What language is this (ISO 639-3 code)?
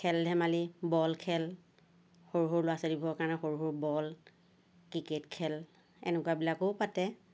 asm